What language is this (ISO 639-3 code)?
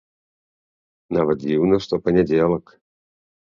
bel